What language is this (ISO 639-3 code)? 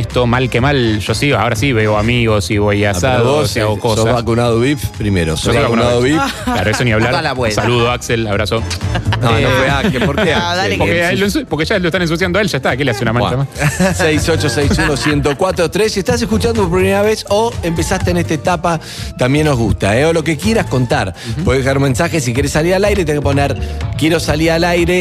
spa